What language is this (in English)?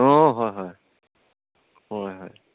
Assamese